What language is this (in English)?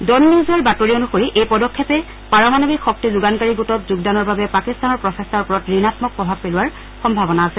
Assamese